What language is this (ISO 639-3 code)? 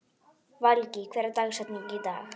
isl